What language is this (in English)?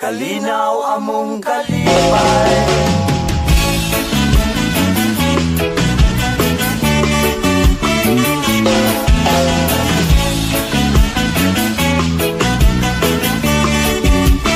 Indonesian